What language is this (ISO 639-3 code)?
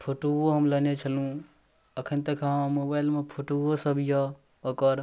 mai